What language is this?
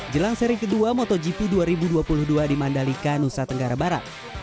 Indonesian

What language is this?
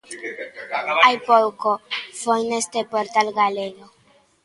Galician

